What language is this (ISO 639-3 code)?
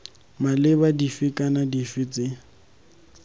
tsn